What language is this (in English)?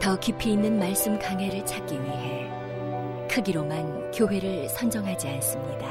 Korean